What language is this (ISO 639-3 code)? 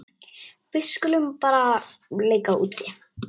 isl